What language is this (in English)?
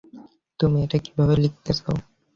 Bangla